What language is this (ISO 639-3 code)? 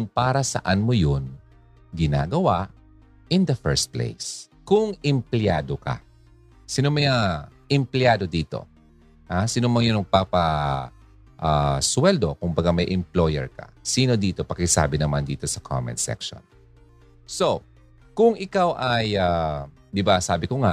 fil